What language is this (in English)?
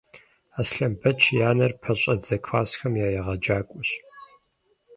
Kabardian